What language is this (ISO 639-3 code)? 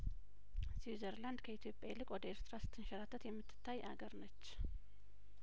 amh